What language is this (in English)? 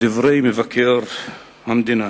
Hebrew